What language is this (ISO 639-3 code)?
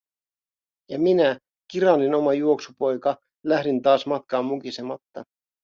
fin